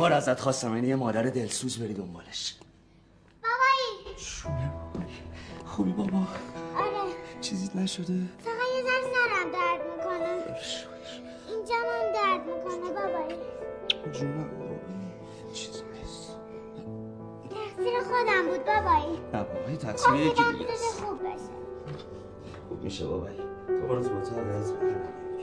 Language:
Persian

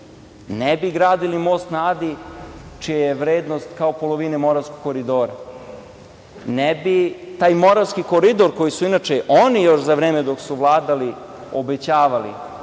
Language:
Serbian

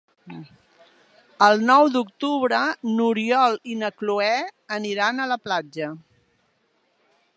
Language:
Catalan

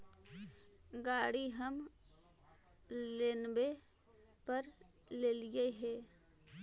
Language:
Magahi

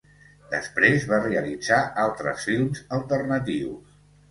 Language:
Catalan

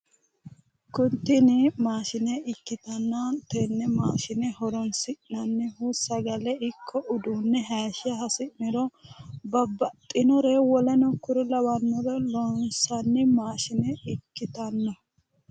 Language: Sidamo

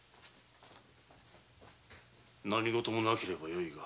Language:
Japanese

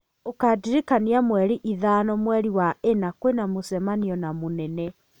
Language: Kikuyu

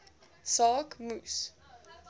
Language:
Afrikaans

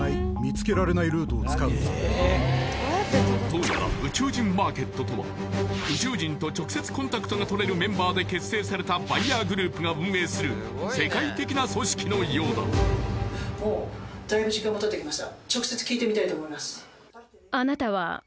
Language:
Japanese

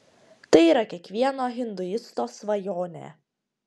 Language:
Lithuanian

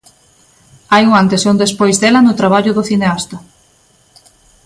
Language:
Galician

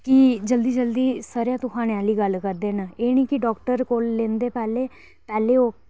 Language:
Dogri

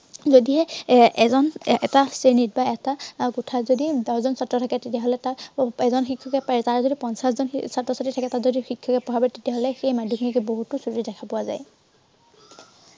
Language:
Assamese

